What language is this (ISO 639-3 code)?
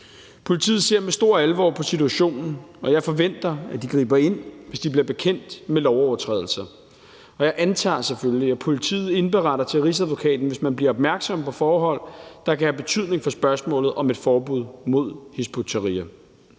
dan